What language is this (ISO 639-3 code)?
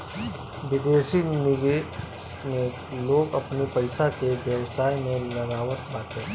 bho